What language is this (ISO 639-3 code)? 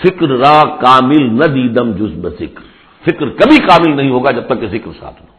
urd